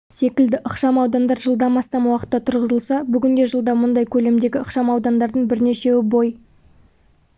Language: Kazakh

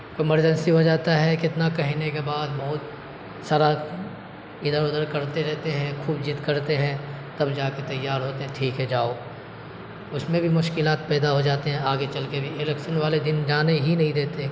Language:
Urdu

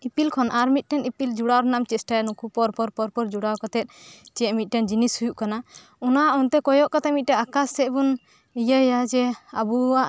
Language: Santali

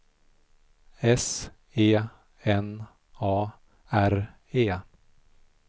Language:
Swedish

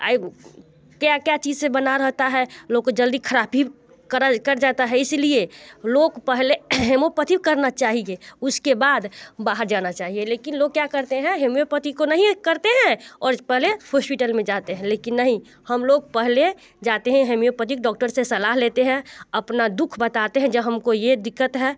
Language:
Hindi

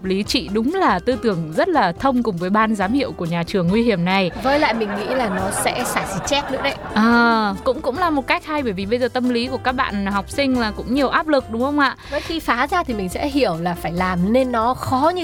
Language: Vietnamese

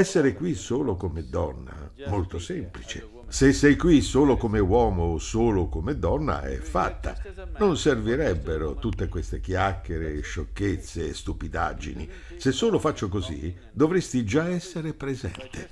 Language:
Italian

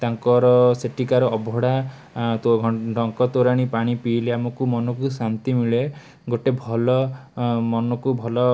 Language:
Odia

